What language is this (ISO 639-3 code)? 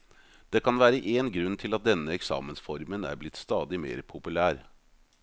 nor